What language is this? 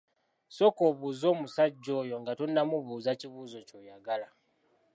Ganda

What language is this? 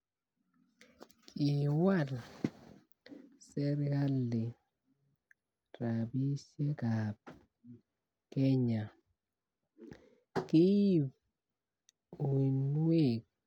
Kalenjin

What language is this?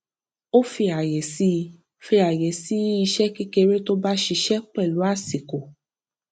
Yoruba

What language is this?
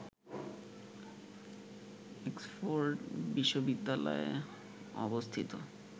Bangla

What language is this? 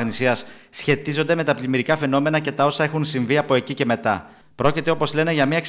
Greek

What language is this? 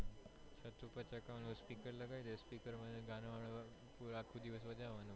Gujarati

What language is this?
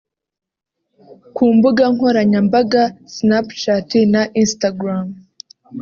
Kinyarwanda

